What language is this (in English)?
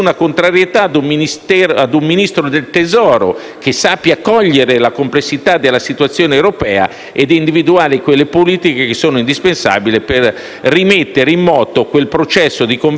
Italian